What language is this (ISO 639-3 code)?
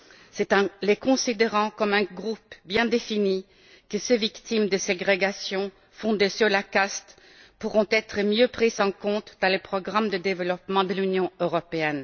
fra